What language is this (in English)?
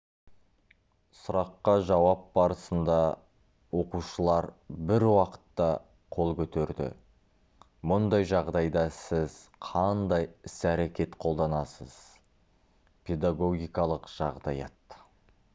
Kazakh